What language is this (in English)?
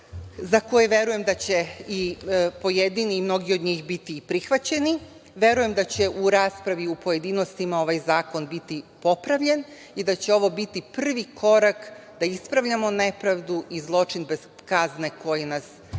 Serbian